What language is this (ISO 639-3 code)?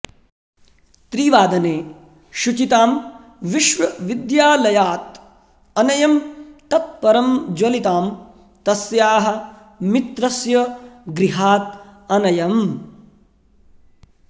san